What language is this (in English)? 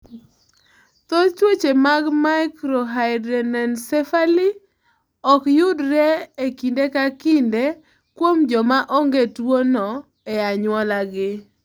Luo (Kenya and Tanzania)